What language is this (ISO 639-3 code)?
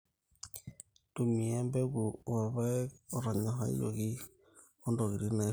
mas